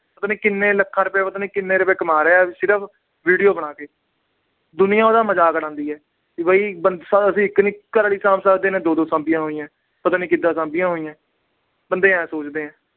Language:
Punjabi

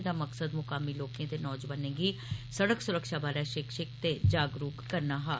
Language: Dogri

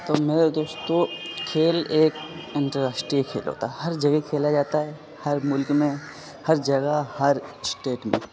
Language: Urdu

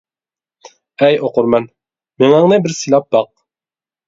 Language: Uyghur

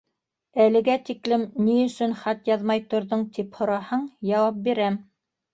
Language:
Bashkir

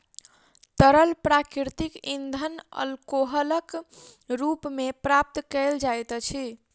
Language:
Maithili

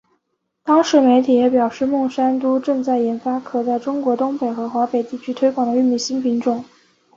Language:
Chinese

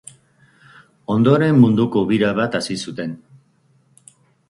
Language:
Basque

